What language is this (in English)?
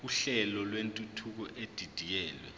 Zulu